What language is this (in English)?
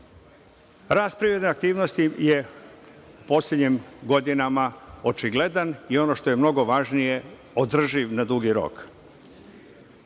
Serbian